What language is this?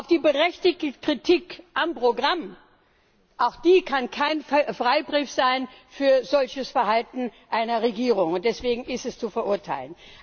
German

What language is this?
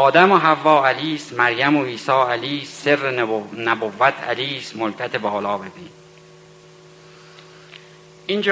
Persian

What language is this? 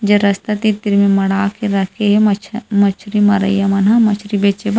Chhattisgarhi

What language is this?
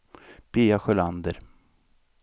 Swedish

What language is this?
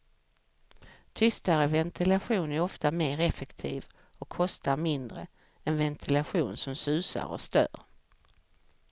Swedish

